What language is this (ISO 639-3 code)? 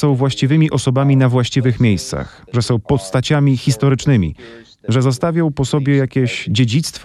pol